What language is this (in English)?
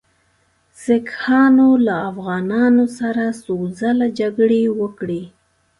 Pashto